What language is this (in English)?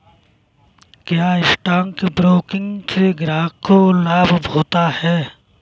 Hindi